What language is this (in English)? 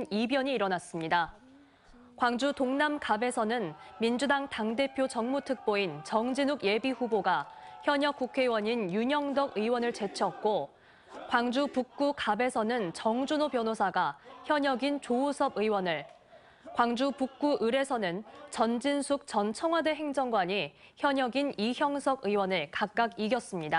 Korean